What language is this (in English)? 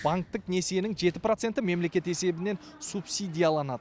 Kazakh